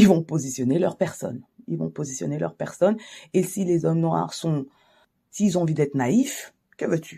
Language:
French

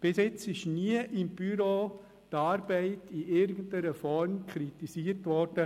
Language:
Swiss German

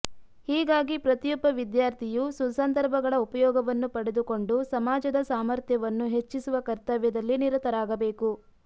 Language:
Kannada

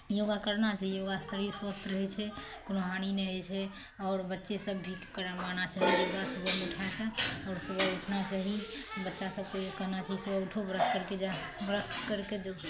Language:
Maithili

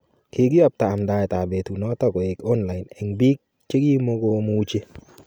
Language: Kalenjin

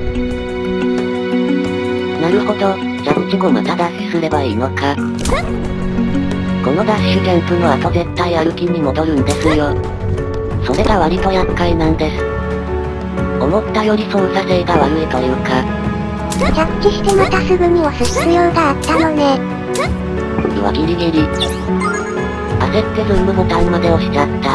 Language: Japanese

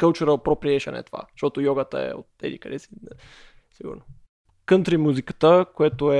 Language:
Bulgarian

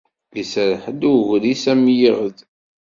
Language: Kabyle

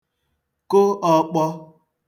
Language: Igbo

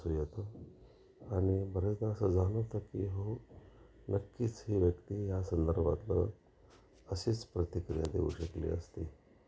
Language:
Marathi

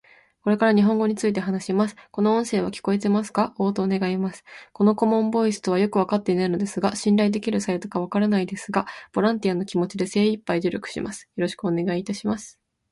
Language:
Japanese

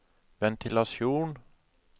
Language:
Norwegian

